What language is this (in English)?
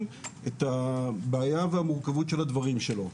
Hebrew